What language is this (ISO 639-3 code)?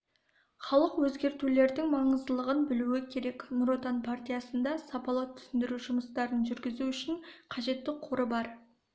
kaz